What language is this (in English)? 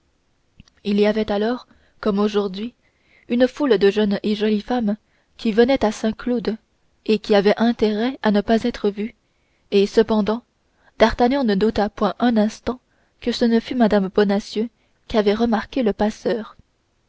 French